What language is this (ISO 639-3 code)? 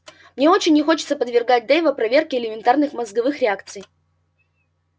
rus